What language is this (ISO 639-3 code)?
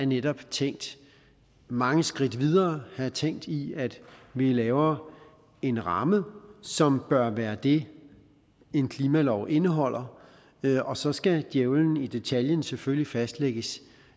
dan